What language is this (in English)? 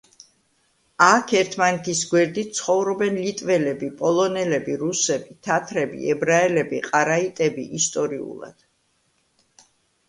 Georgian